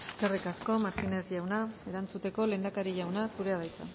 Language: Basque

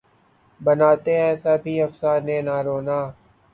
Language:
Urdu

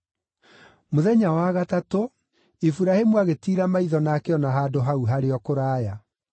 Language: Kikuyu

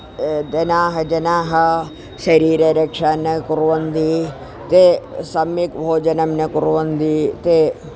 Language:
Sanskrit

